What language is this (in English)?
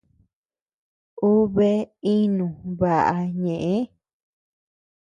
Tepeuxila Cuicatec